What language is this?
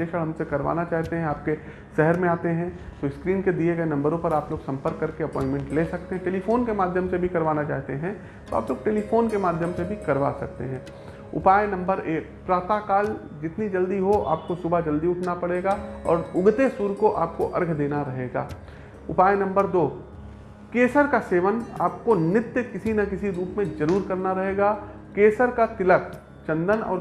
Hindi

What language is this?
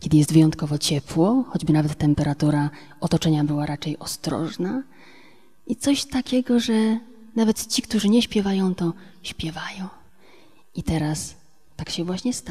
Polish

